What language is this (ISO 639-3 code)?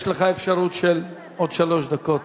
heb